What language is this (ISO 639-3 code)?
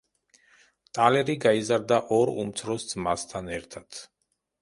kat